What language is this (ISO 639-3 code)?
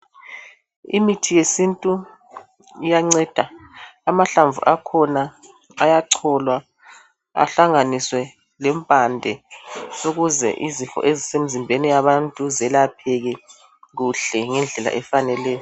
nde